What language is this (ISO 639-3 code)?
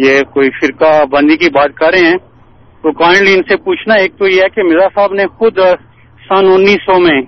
urd